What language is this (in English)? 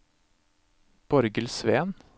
Norwegian